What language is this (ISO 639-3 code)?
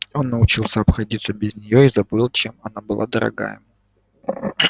rus